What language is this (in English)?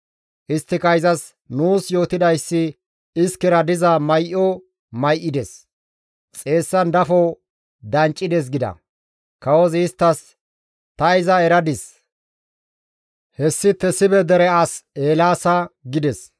Gamo